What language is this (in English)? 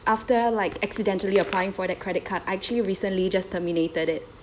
English